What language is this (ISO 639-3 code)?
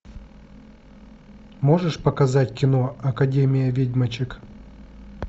rus